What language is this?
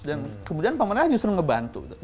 Indonesian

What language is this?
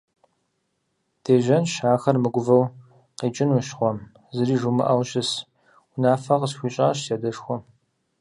Kabardian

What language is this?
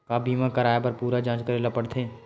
Chhattisgarhi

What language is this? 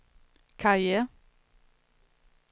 Danish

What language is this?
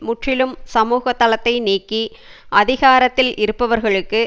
Tamil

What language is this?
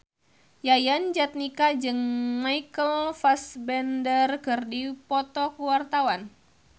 Sundanese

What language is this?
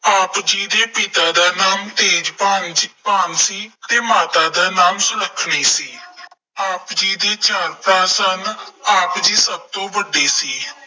Punjabi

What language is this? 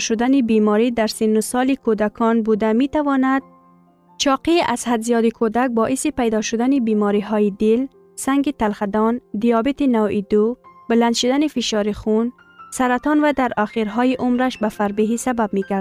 Persian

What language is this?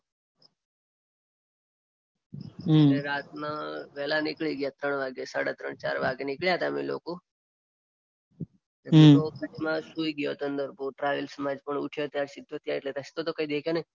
Gujarati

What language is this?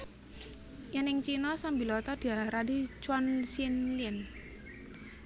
Javanese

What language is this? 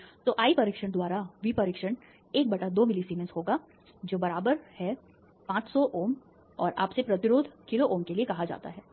Hindi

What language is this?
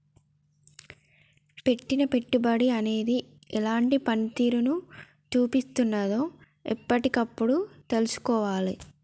Telugu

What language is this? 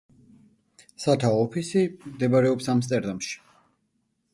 Georgian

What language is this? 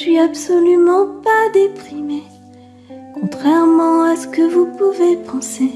French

